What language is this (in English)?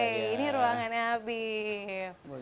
Indonesian